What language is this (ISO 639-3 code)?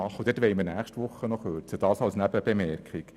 gsw